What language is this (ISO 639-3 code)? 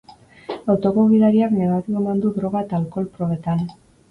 eus